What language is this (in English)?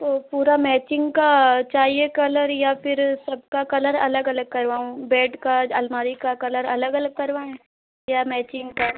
Hindi